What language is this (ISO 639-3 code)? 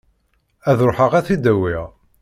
kab